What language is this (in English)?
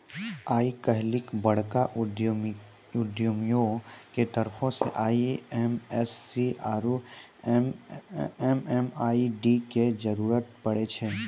Maithili